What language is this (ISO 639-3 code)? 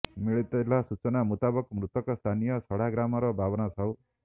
ori